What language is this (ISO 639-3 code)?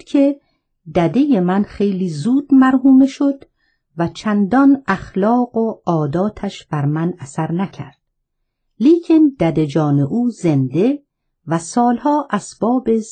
fas